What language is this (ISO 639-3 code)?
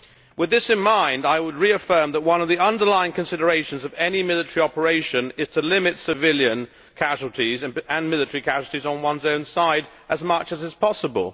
eng